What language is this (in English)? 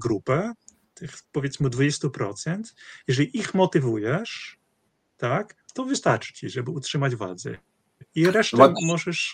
Polish